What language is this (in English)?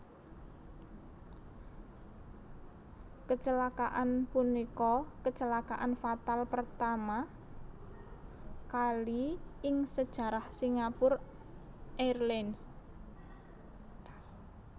Javanese